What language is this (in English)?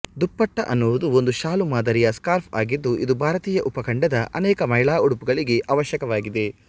Kannada